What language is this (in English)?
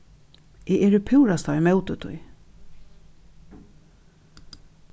Faroese